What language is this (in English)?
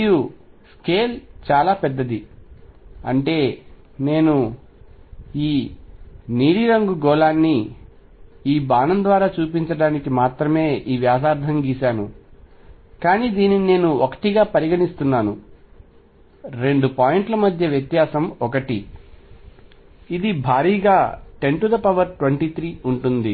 Telugu